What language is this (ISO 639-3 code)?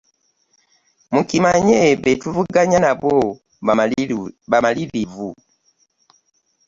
lug